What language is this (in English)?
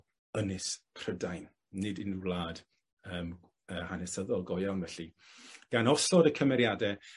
Welsh